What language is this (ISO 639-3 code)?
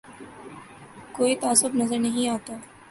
urd